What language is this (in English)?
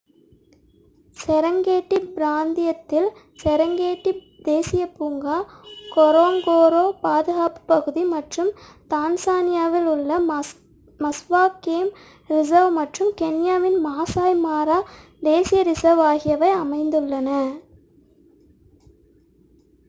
Tamil